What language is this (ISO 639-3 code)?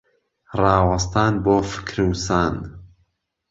ckb